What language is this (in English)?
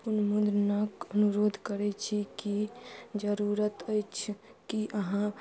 Maithili